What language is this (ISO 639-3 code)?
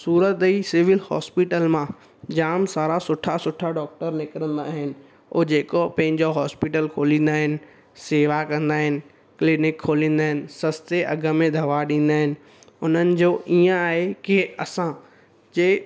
snd